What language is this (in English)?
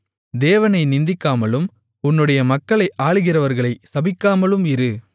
Tamil